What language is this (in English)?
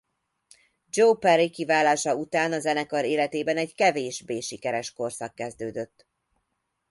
Hungarian